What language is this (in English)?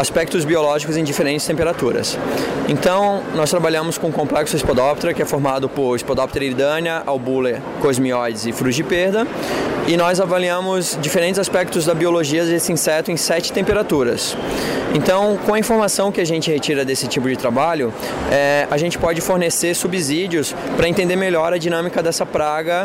Portuguese